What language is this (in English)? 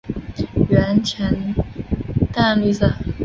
Chinese